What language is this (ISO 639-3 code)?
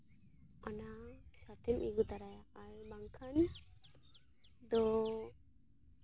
sat